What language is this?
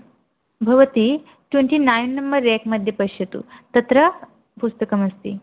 Sanskrit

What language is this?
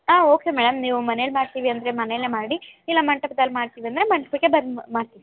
Kannada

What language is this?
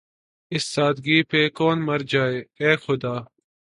Urdu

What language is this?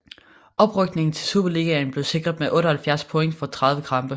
Danish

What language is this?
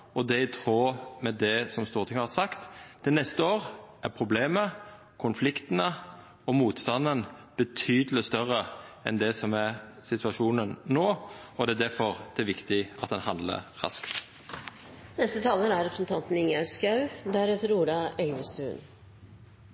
Norwegian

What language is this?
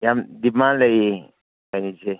Manipuri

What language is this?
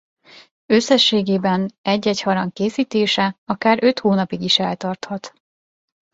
Hungarian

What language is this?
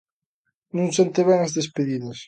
Galician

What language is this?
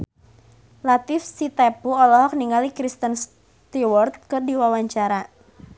Sundanese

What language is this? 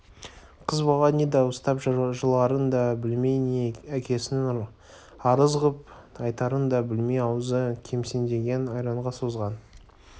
Kazakh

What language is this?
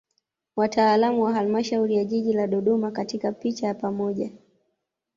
Swahili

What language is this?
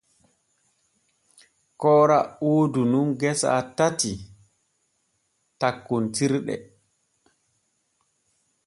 Borgu Fulfulde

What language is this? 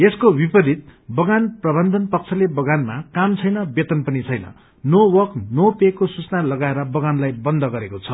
Nepali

